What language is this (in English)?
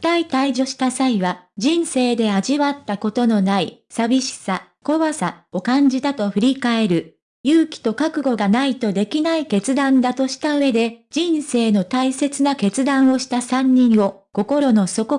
Japanese